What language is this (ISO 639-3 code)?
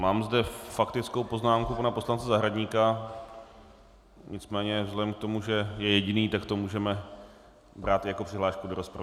ces